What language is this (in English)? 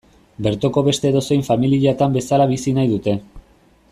Basque